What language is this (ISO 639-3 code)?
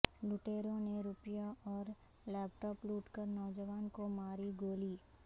urd